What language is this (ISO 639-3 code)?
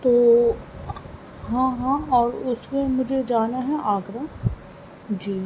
urd